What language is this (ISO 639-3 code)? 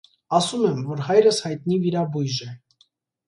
hye